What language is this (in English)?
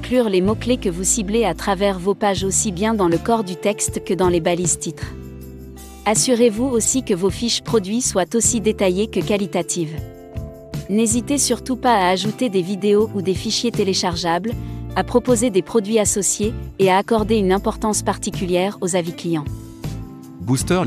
French